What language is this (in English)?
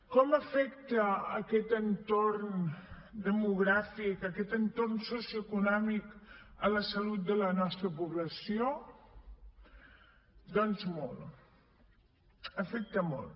Catalan